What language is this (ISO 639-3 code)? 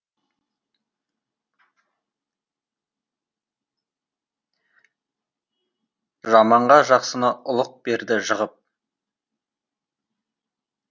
kaz